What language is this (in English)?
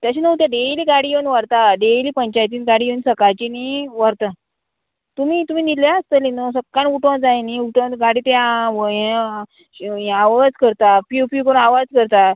Konkani